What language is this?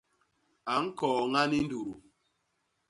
Basaa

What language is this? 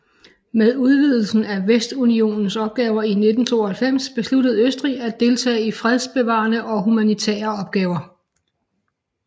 Danish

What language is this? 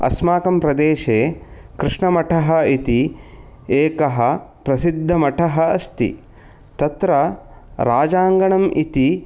Sanskrit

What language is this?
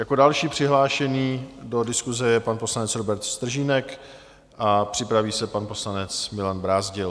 Czech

